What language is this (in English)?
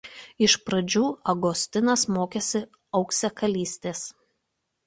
Lithuanian